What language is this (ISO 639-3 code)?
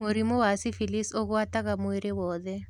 kik